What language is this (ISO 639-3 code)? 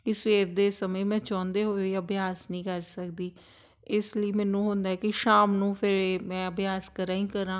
pan